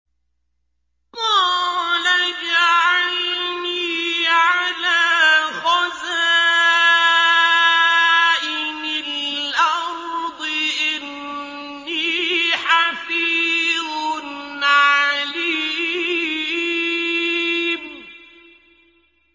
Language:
Arabic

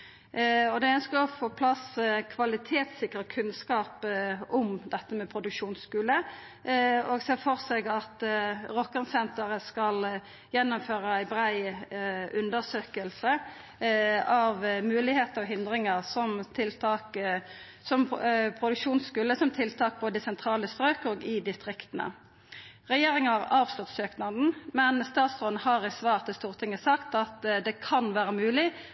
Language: Norwegian Nynorsk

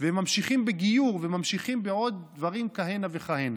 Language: Hebrew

